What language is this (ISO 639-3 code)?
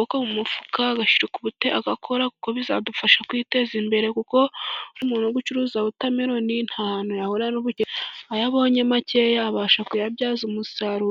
kin